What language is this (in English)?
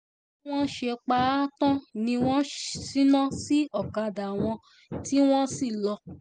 Yoruba